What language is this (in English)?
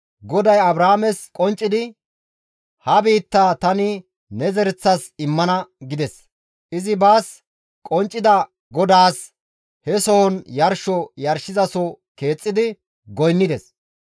Gamo